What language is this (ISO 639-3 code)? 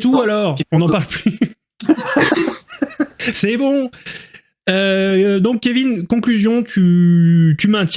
fra